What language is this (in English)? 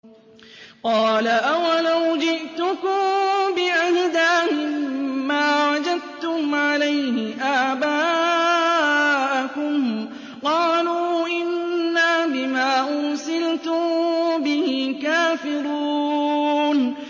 Arabic